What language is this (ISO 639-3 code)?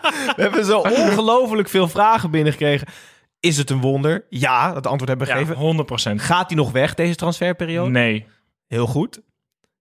nld